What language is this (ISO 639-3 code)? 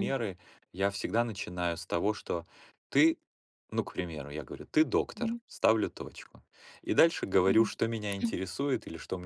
rus